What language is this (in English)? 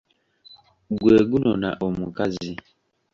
Ganda